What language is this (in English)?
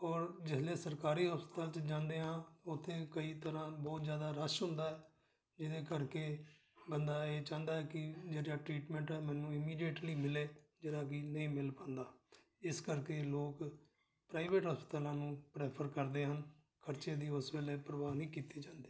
Punjabi